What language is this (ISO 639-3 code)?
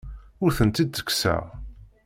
kab